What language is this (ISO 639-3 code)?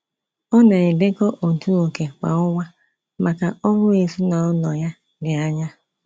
ibo